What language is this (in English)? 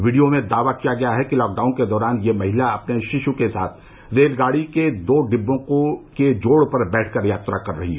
Hindi